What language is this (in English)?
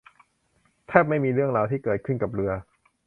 Thai